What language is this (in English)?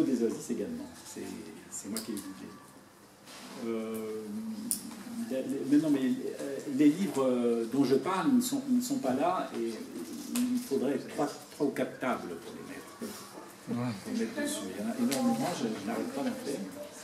French